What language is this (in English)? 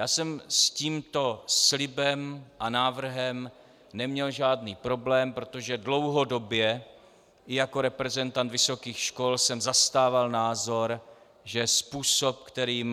Czech